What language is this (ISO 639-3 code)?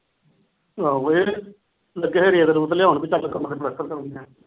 pan